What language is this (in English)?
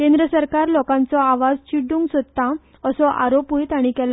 Konkani